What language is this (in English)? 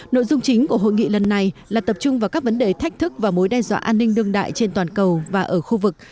Vietnamese